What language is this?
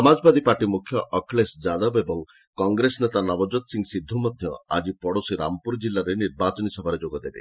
Odia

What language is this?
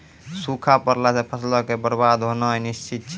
Maithili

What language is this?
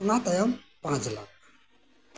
Santali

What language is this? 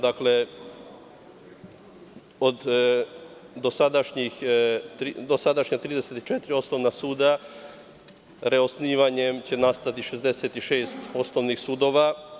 Serbian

